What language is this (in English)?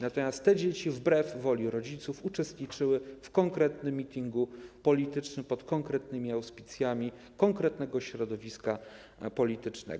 Polish